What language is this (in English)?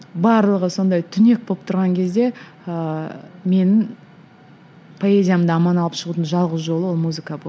Kazakh